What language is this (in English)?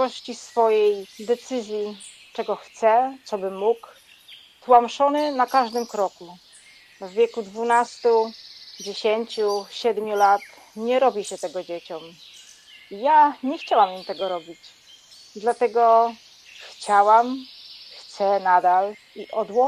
Polish